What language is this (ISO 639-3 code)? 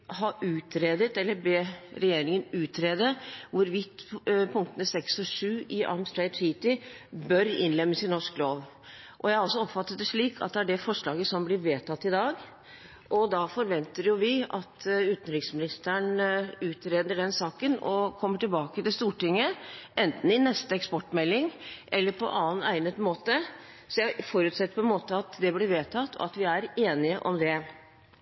nob